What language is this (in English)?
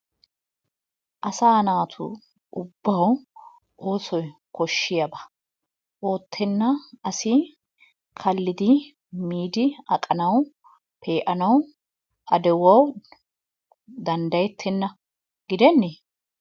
Wolaytta